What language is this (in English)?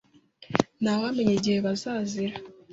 Kinyarwanda